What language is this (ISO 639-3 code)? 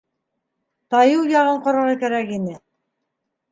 bak